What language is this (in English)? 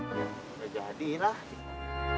Indonesian